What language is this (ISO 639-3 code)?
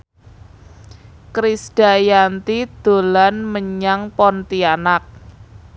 jav